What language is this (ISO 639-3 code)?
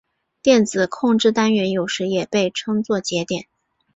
zho